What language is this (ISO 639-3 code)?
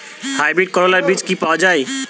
ben